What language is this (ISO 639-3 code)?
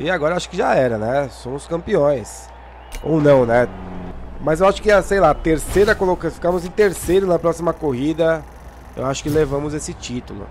por